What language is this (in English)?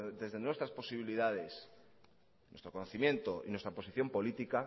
Spanish